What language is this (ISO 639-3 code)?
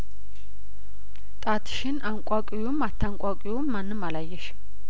amh